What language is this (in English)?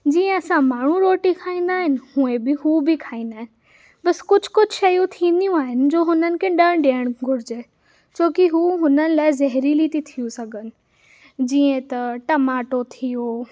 Sindhi